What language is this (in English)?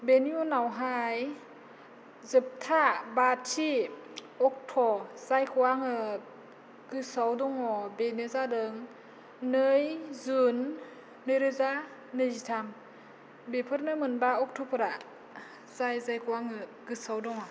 Bodo